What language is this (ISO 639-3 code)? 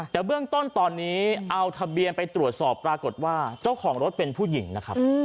tha